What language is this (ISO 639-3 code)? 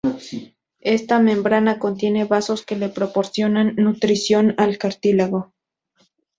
spa